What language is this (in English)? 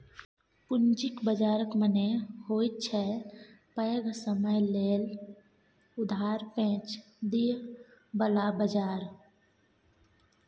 Maithili